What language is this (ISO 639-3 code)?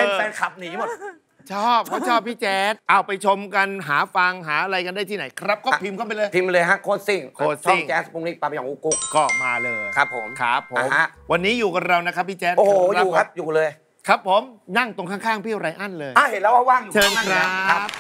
tha